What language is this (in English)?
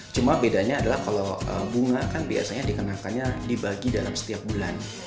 Indonesian